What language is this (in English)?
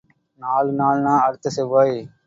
Tamil